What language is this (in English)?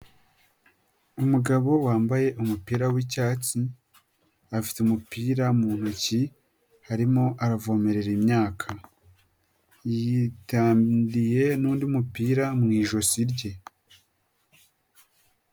Kinyarwanda